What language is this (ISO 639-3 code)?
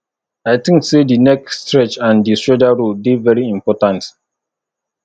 pcm